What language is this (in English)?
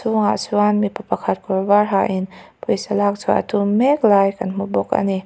Mizo